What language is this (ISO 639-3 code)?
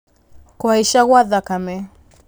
kik